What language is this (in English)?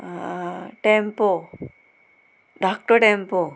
Konkani